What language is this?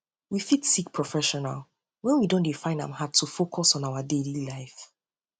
Nigerian Pidgin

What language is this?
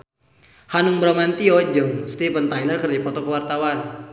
Sundanese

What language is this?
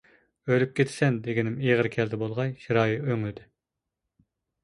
Uyghur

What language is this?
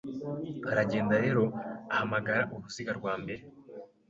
Kinyarwanda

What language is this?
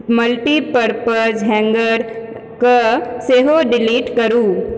Maithili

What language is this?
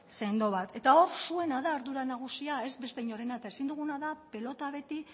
Basque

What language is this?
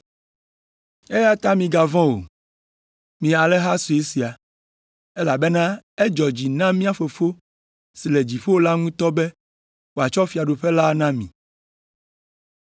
Ewe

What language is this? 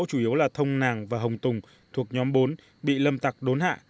Vietnamese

